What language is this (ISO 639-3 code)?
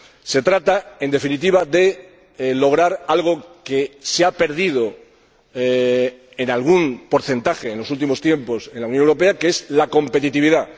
spa